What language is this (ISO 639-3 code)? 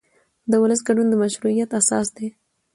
pus